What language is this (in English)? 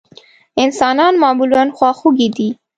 Pashto